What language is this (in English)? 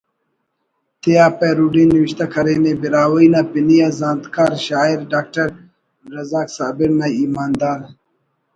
Brahui